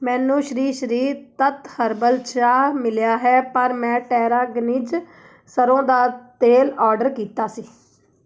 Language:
Punjabi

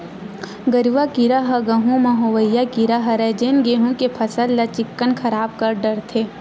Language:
Chhattisgarhi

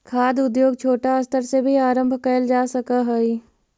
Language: Magahi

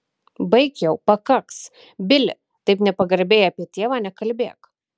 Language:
Lithuanian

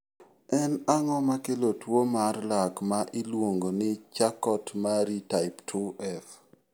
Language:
Luo (Kenya and Tanzania)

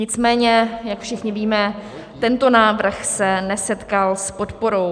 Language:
Czech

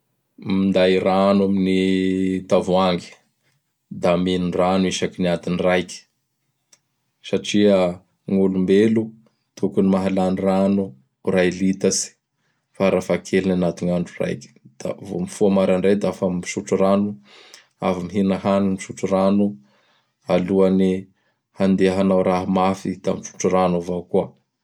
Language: Bara Malagasy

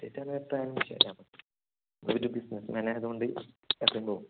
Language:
Malayalam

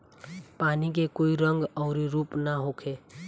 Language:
Bhojpuri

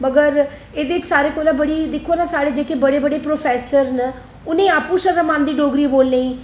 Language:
Dogri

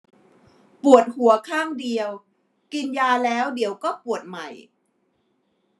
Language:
Thai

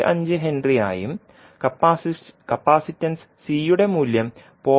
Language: Malayalam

